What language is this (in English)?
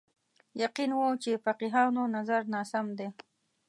Pashto